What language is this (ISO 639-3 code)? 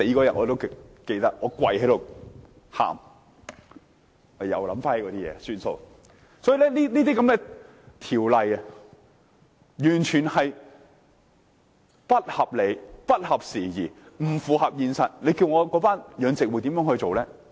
yue